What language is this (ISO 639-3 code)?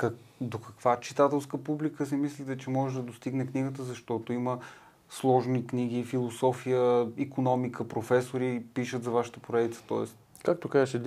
bul